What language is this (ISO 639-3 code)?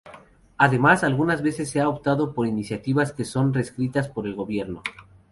spa